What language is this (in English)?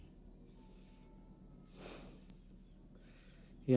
Indonesian